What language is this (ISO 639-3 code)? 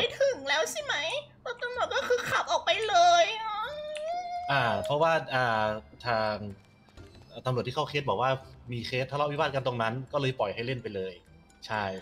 tha